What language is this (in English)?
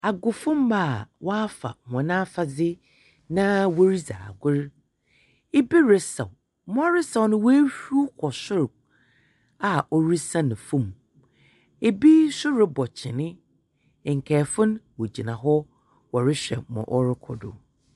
Akan